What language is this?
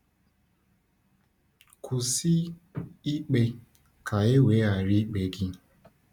Igbo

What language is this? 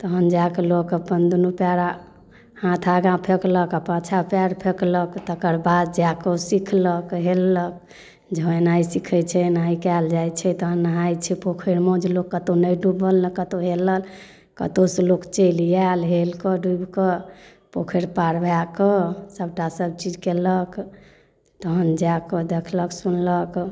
Maithili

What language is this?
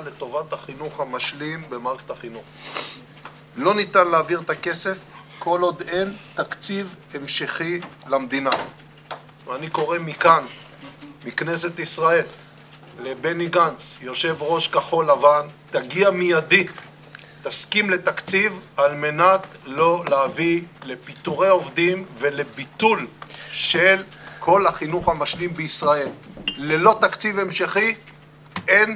Hebrew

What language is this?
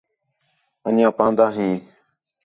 Khetrani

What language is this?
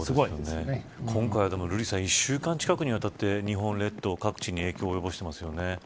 Japanese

